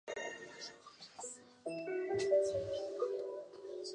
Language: Chinese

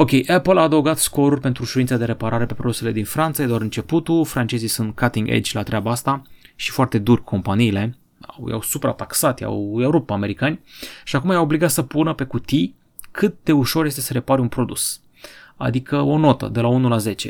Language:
Romanian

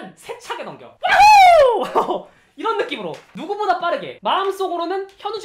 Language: Korean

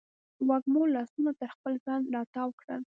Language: Pashto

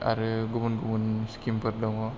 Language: Bodo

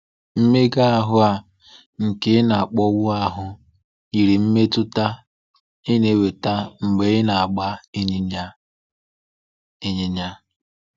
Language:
Igbo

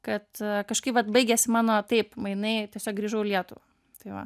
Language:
Lithuanian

